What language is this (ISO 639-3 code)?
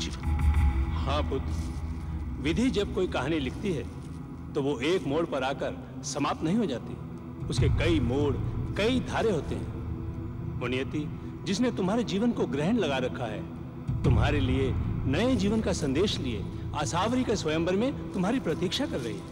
hin